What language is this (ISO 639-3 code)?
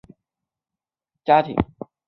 zho